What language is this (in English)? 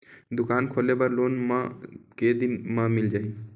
Chhattisgarhi